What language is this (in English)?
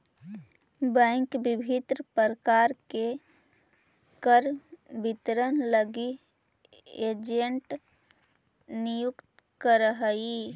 Magahi